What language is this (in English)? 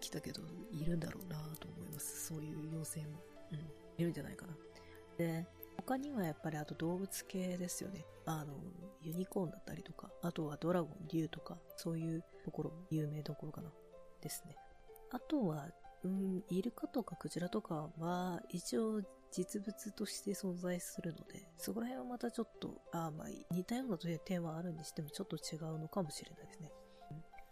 Japanese